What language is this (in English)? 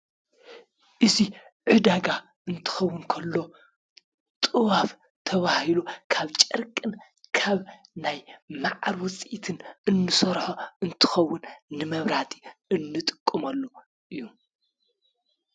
Tigrinya